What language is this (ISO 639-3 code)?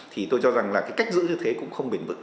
vie